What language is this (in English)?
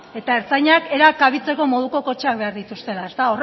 Basque